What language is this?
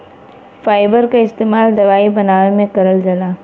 Bhojpuri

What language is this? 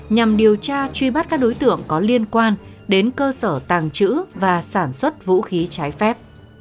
Vietnamese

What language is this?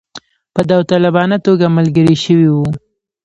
Pashto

